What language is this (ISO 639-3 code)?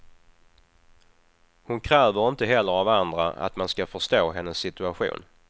swe